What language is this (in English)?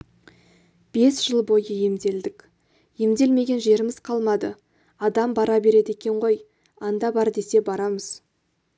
Kazakh